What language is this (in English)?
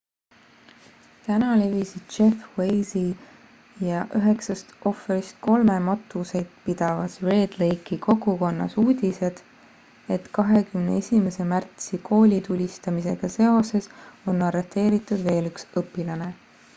Estonian